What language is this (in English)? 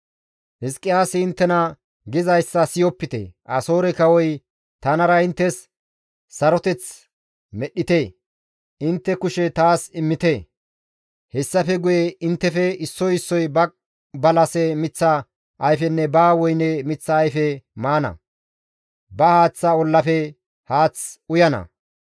Gamo